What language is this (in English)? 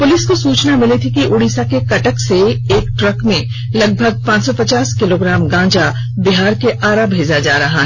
Hindi